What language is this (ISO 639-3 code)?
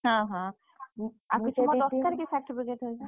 ori